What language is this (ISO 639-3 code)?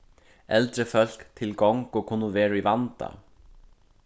fao